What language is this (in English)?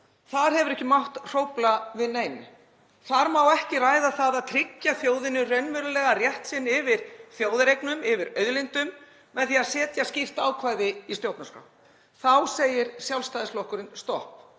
Icelandic